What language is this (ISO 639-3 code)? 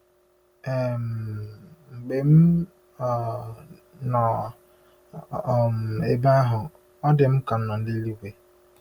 ibo